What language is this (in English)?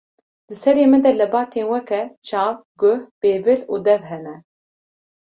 Kurdish